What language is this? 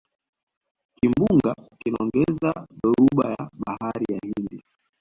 Swahili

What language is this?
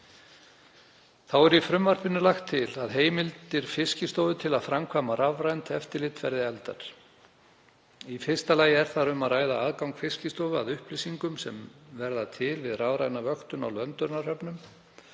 Icelandic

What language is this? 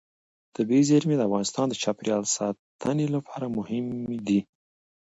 Pashto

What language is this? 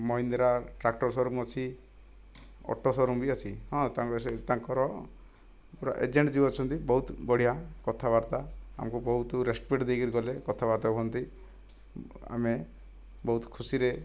Odia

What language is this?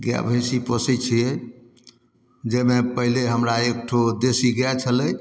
Maithili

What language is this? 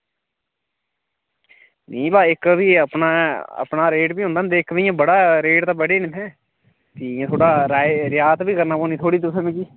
Dogri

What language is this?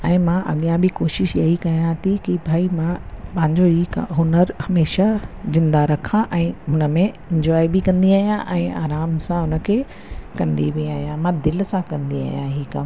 Sindhi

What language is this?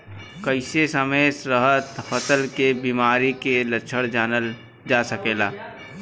Bhojpuri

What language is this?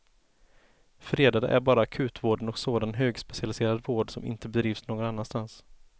Swedish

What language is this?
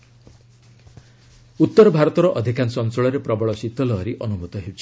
Odia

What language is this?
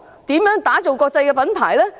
Cantonese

